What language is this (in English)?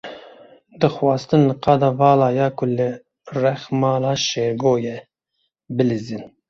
Kurdish